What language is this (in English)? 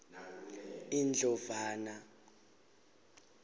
Swati